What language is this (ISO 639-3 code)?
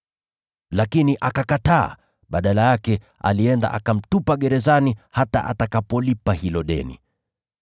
swa